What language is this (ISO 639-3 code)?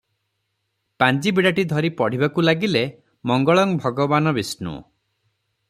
ori